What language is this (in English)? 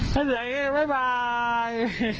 Thai